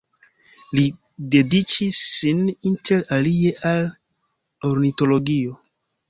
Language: Esperanto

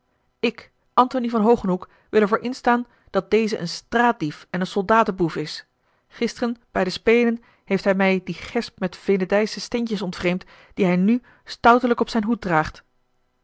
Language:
Dutch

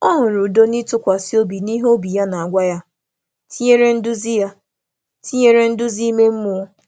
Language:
Igbo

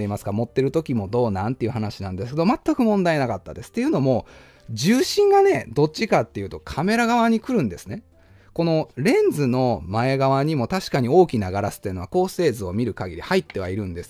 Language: Japanese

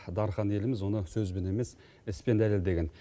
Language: Kazakh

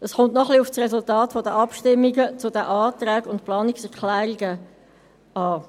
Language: Swiss German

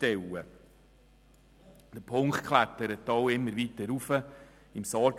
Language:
Swiss German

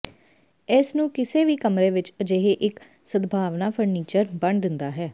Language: Punjabi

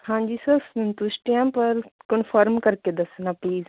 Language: Punjabi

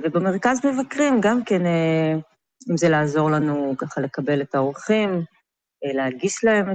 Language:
Hebrew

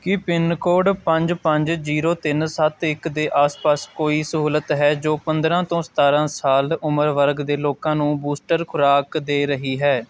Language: Punjabi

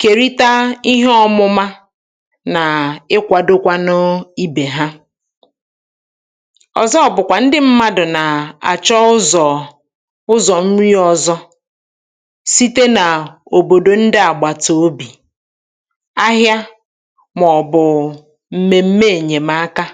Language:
Igbo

